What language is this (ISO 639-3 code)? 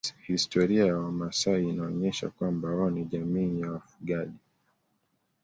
swa